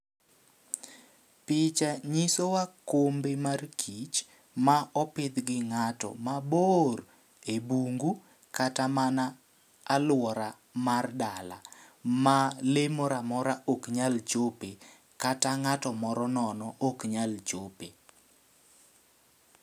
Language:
Luo (Kenya and Tanzania)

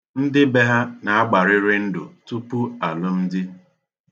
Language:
Igbo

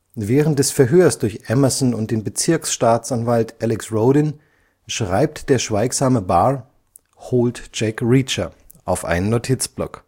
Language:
German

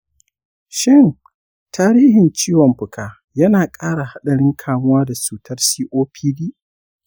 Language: Hausa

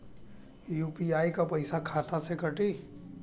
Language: Bhojpuri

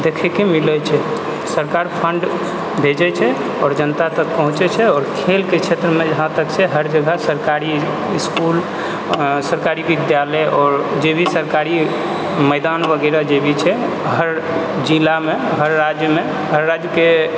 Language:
Maithili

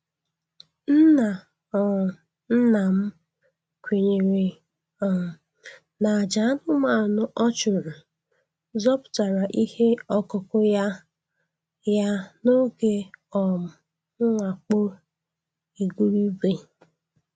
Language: Igbo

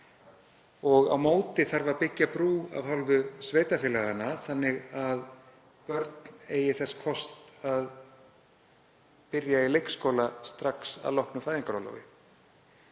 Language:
Icelandic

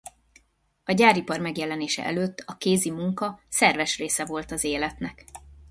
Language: Hungarian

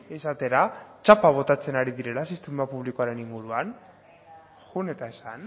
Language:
Basque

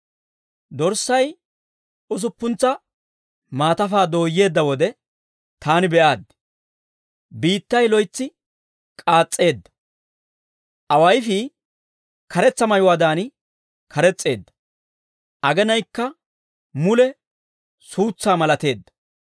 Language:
Dawro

